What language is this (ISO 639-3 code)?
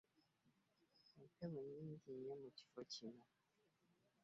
lug